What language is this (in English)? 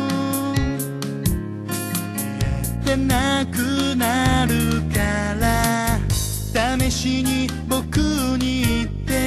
Japanese